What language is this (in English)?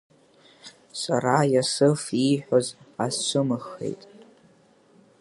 Abkhazian